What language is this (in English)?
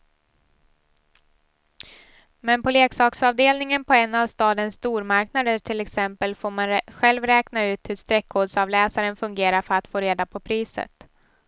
Swedish